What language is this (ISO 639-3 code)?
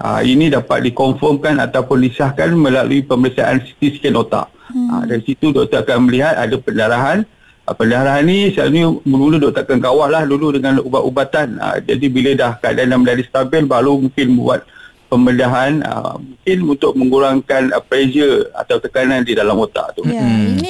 msa